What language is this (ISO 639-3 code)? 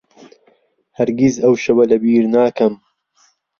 ckb